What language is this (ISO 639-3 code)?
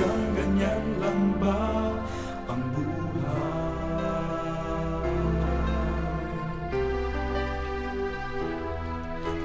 fil